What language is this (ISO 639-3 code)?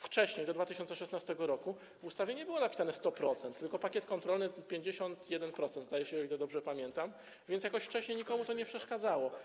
pol